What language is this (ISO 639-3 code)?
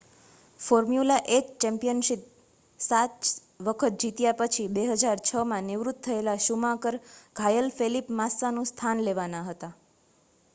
guj